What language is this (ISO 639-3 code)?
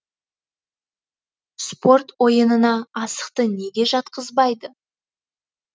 kaz